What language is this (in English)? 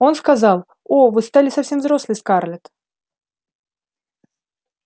Russian